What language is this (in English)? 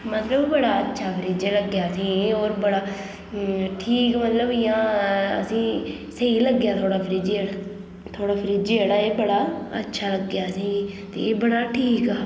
Dogri